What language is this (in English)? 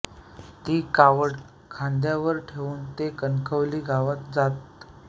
Marathi